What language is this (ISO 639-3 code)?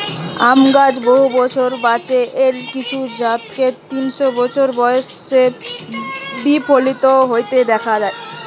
ben